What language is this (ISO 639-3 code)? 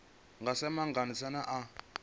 ven